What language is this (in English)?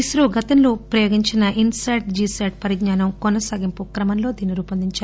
Telugu